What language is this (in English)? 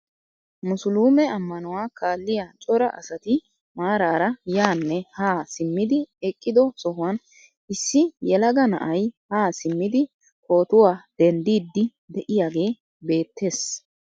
Wolaytta